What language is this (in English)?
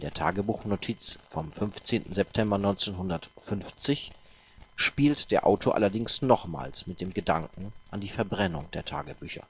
German